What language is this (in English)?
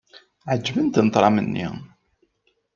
Kabyle